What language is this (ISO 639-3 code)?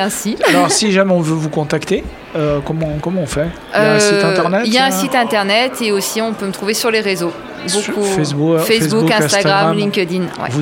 fra